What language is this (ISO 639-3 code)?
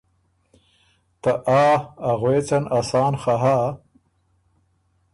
oru